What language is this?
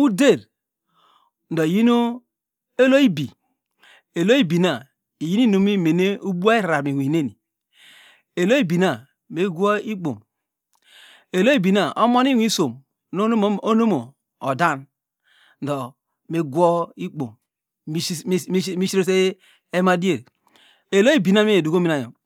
Degema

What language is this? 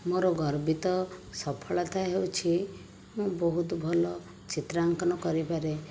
Odia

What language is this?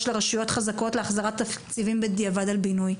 Hebrew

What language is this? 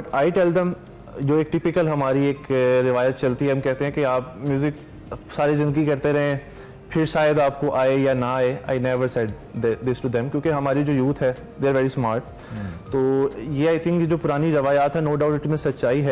Hindi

